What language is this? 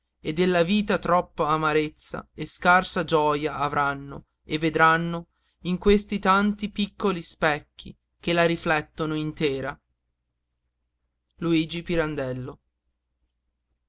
Italian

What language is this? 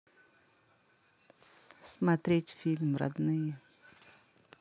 Russian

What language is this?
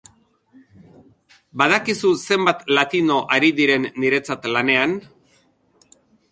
Basque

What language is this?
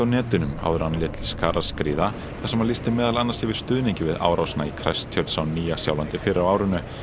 Icelandic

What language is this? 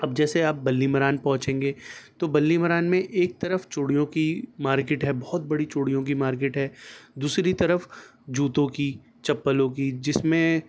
Urdu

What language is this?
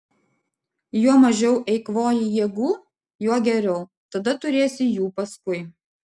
Lithuanian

